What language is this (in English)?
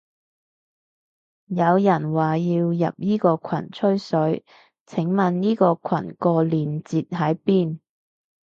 Cantonese